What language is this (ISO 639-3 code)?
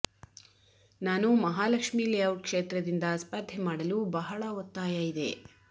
kan